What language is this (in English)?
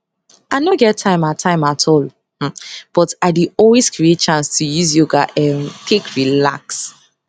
Nigerian Pidgin